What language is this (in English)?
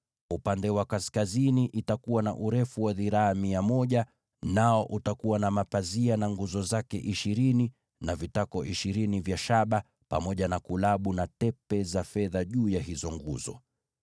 Swahili